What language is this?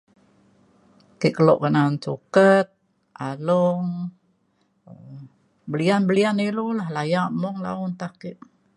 Mainstream Kenyah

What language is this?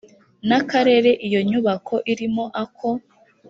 Kinyarwanda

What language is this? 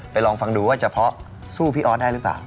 Thai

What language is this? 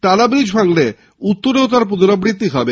Bangla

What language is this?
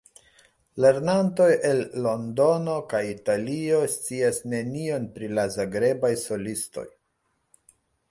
Esperanto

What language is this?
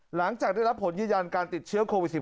Thai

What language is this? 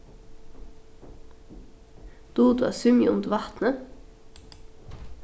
Faroese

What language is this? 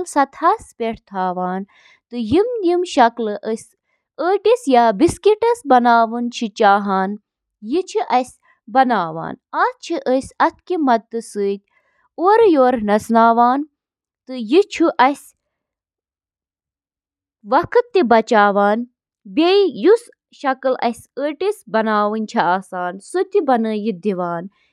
Kashmiri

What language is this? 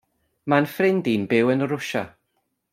Welsh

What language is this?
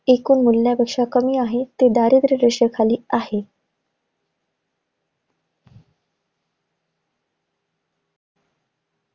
Marathi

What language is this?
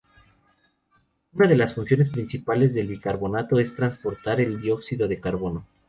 Spanish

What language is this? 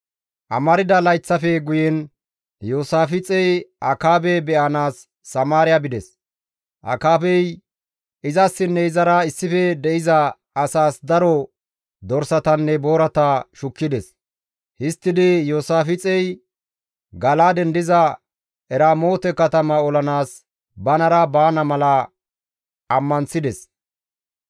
Gamo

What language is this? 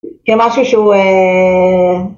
Hebrew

